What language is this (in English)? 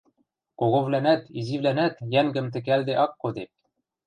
Western Mari